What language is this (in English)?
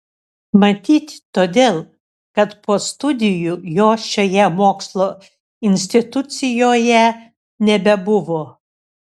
Lithuanian